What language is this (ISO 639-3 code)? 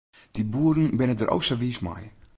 fry